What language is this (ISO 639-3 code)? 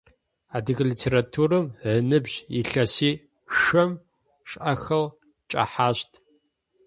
ady